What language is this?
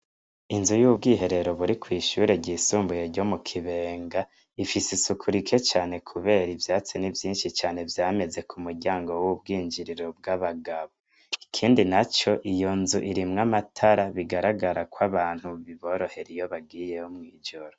Rundi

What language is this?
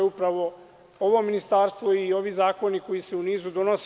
Serbian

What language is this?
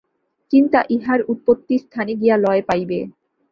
Bangla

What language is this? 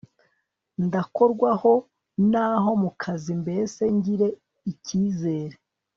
Kinyarwanda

